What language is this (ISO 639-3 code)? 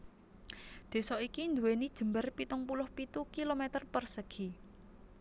jav